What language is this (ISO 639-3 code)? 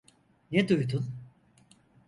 tur